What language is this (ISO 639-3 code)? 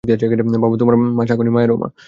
ben